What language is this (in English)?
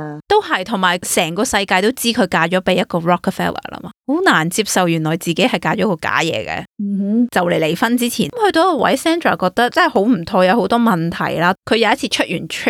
Chinese